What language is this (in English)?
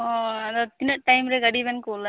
Santali